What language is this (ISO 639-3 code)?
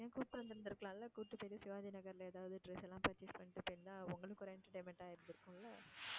tam